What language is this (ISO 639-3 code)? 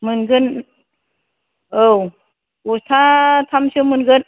brx